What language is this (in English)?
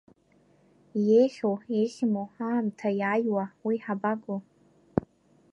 Abkhazian